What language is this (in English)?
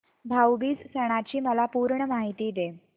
Marathi